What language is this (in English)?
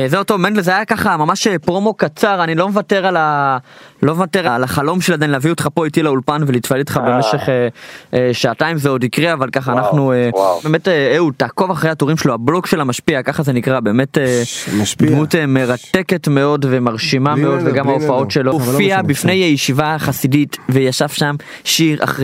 Hebrew